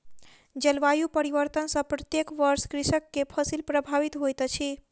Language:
Maithili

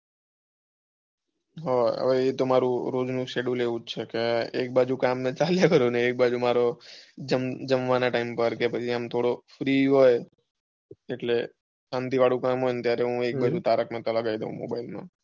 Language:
Gujarati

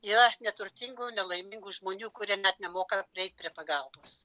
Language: Lithuanian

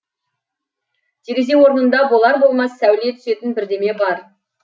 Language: Kazakh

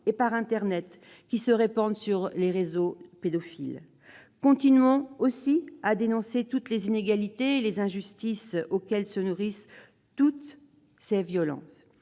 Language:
French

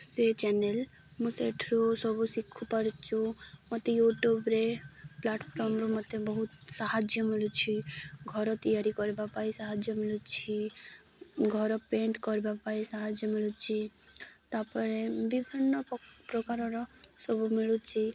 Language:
Odia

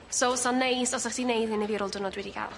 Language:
Welsh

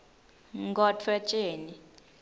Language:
Swati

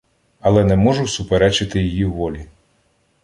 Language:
Ukrainian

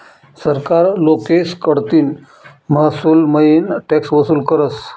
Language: Marathi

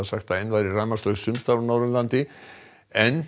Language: Icelandic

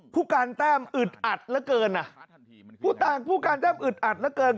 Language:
Thai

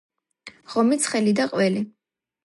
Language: Georgian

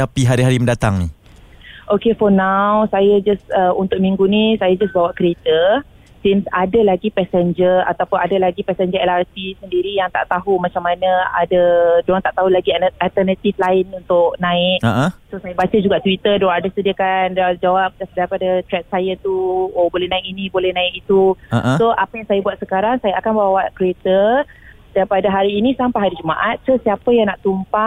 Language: Malay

